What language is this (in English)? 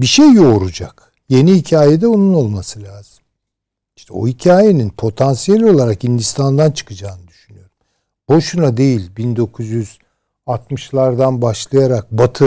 Turkish